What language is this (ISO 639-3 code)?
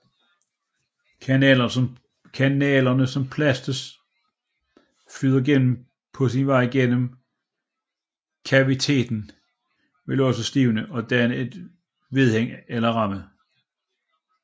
dan